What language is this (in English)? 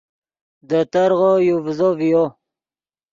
Yidgha